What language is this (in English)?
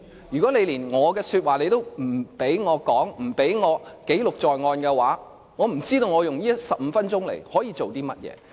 Cantonese